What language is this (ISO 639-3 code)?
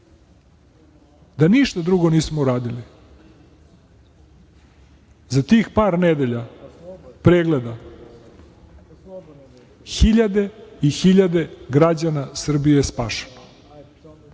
srp